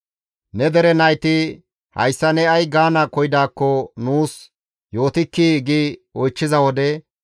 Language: Gamo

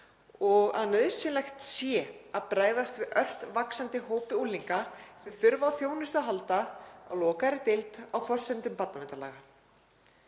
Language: Icelandic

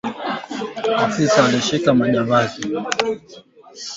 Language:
Swahili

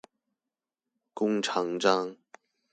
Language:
Chinese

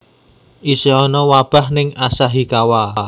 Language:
Javanese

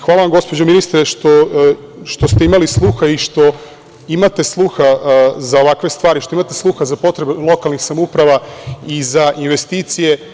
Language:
Serbian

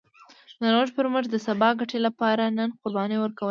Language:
Pashto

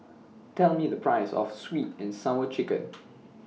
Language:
English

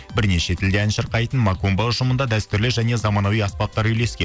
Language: Kazakh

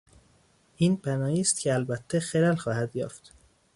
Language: Persian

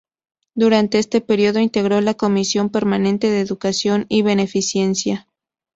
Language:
Spanish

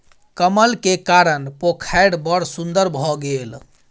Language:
Maithili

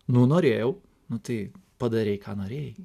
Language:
Lithuanian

